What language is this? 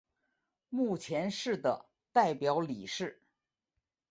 Chinese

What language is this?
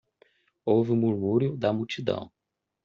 Portuguese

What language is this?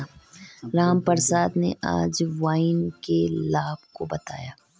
Hindi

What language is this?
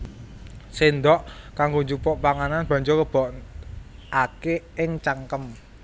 Javanese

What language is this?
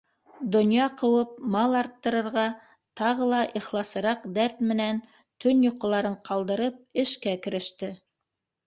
Bashkir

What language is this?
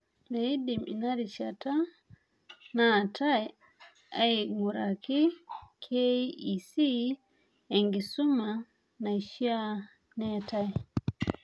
Masai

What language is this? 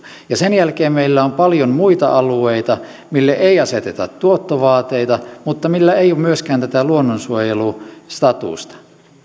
Finnish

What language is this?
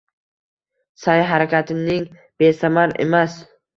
Uzbek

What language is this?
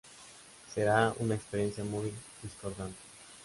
Spanish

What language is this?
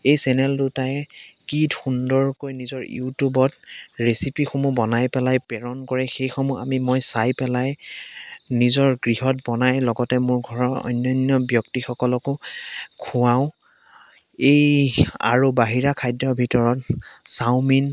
Assamese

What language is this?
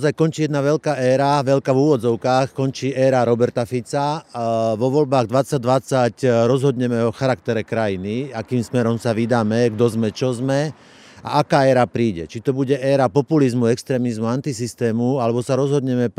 Slovak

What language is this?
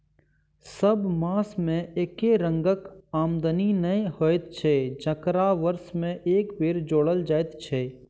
Maithili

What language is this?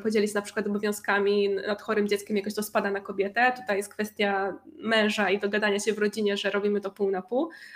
Polish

